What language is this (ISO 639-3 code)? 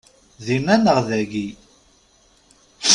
kab